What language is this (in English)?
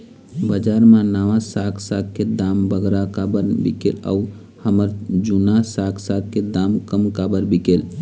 Chhattisgarhi